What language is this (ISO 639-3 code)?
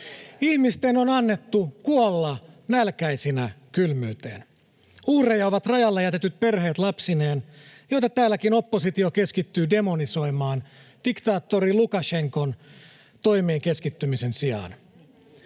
fin